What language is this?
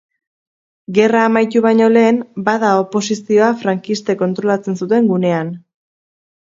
Basque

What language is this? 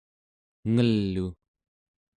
Central Yupik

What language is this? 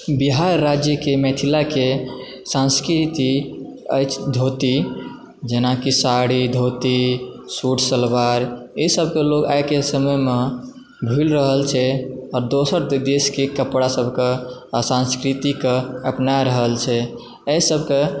Maithili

